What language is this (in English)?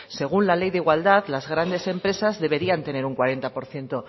Spanish